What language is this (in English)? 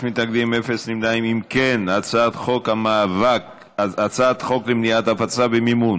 Hebrew